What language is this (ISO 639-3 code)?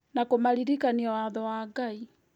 kik